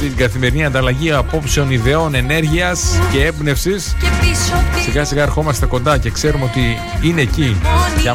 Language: Greek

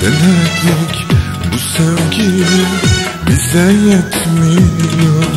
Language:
Turkish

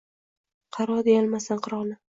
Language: Uzbek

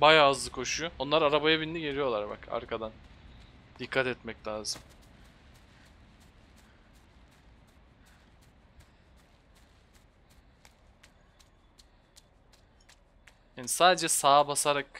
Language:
Turkish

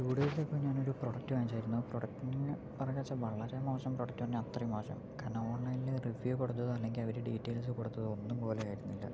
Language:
Malayalam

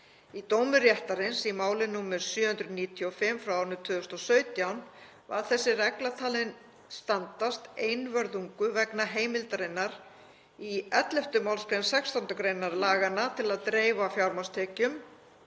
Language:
Icelandic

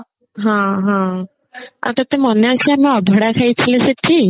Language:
Odia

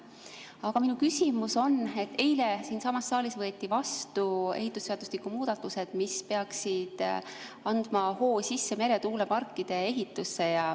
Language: Estonian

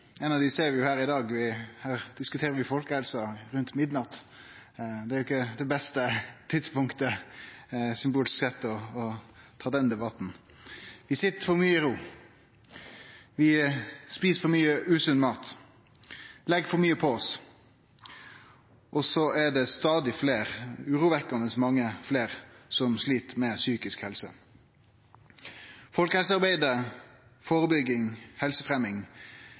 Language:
Norwegian Nynorsk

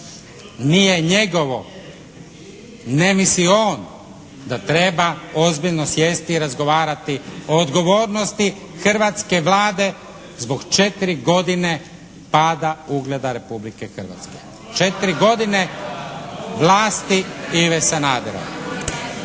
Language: Croatian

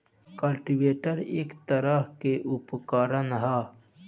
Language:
Bhojpuri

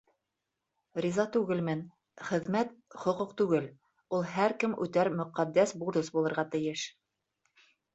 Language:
Bashkir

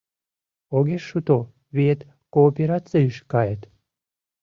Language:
Mari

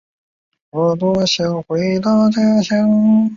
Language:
Chinese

